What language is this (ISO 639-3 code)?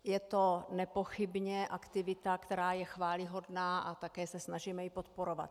ces